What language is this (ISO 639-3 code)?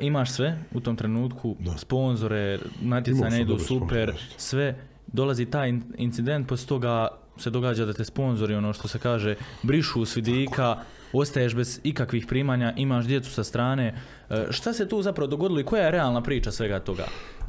hrv